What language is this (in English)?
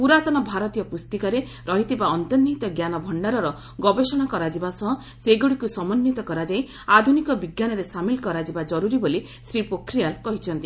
Odia